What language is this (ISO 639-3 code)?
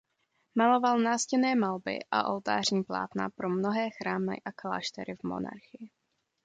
ces